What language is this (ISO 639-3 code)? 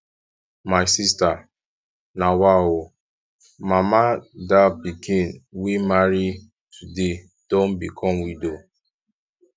pcm